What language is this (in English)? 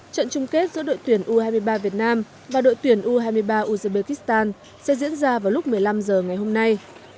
Vietnamese